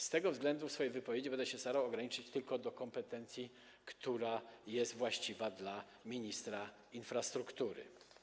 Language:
Polish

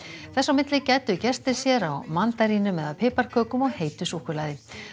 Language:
Icelandic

